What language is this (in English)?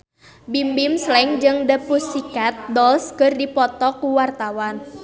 Sundanese